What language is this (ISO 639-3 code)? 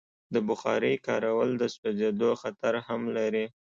pus